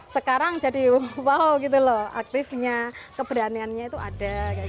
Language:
Indonesian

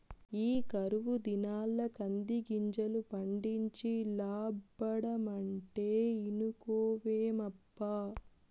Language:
Telugu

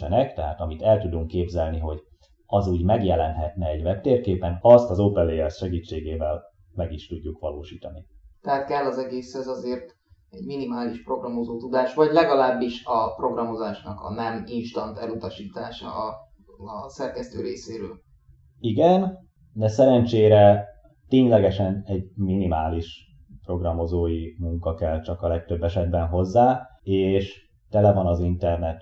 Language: Hungarian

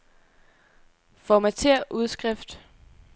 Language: Danish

